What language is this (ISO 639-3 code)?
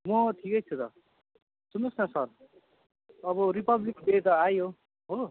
nep